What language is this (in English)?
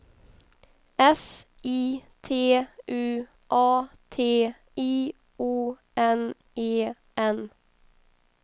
Swedish